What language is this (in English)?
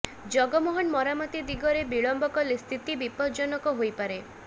Odia